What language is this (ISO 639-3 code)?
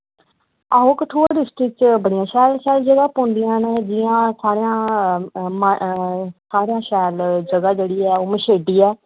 doi